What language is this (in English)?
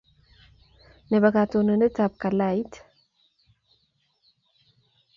Kalenjin